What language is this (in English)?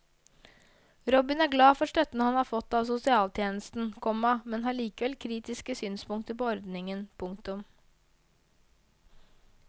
Norwegian